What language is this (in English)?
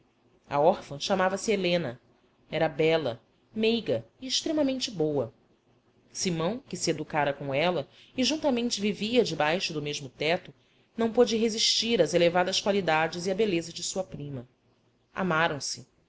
Portuguese